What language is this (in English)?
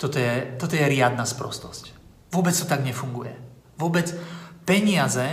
Slovak